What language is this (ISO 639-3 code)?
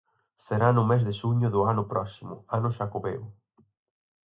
glg